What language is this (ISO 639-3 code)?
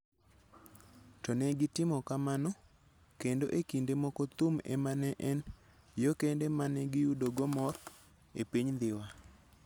luo